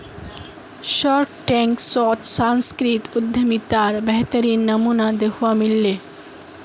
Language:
Magahi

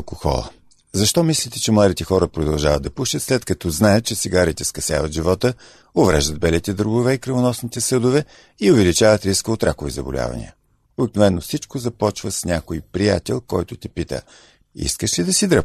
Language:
Bulgarian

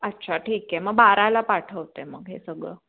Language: Marathi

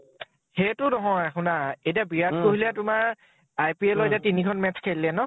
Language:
Assamese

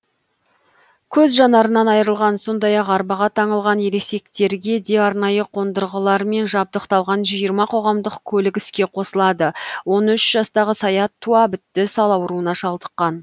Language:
Kazakh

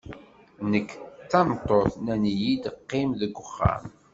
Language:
Kabyle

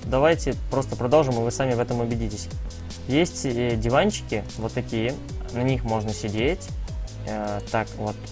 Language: Russian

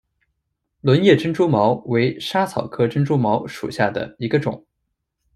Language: Chinese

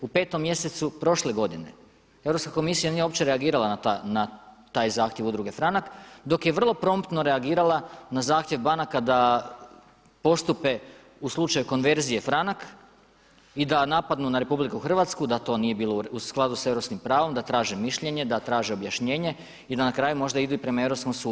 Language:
Croatian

